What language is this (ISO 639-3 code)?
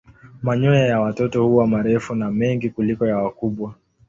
swa